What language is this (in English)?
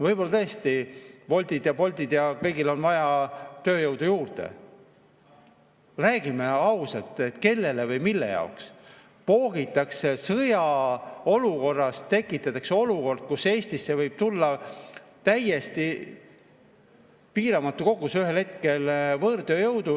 Estonian